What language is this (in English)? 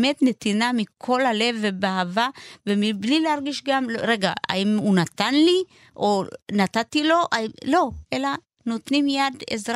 Hebrew